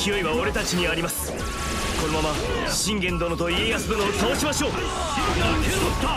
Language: Japanese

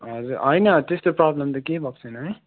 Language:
Nepali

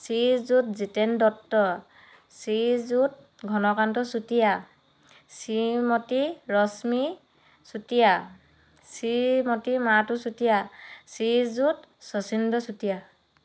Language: Assamese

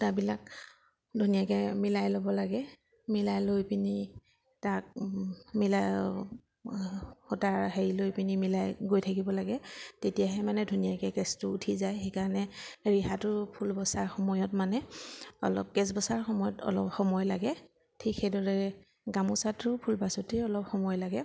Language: Assamese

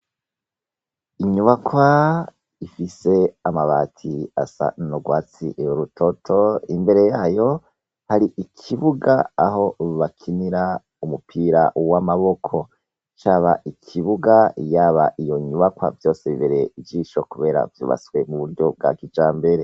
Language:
Rundi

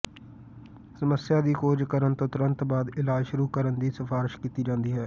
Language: Punjabi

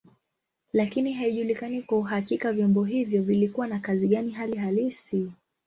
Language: Swahili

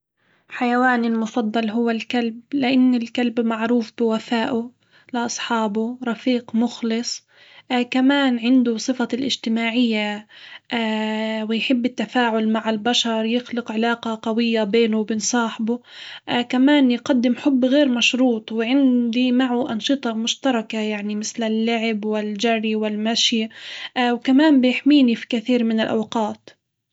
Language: Hijazi Arabic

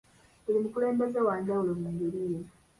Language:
Ganda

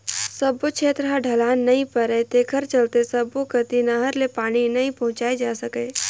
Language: Chhattisgarhi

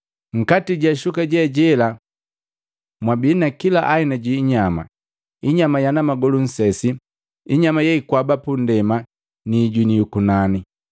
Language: Matengo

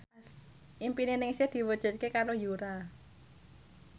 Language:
Javanese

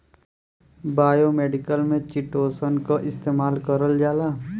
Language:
Bhojpuri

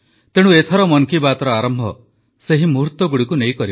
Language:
Odia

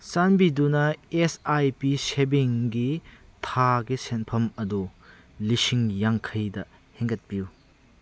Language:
Manipuri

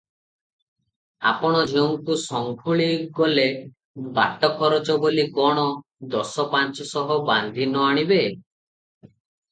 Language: Odia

